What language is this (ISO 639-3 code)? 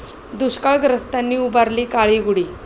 mar